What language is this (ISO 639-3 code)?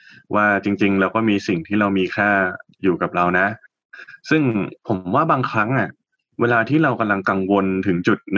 tha